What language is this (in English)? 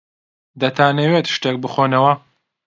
Central Kurdish